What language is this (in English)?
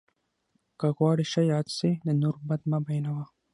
Pashto